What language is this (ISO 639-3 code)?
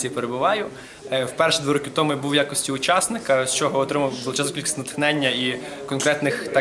ukr